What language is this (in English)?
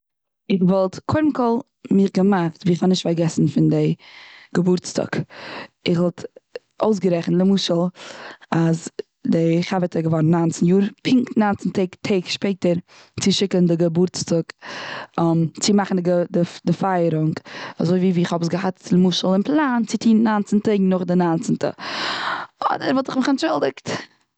Yiddish